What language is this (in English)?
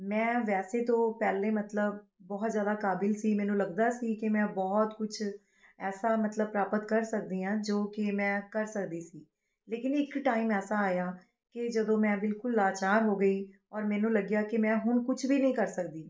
Punjabi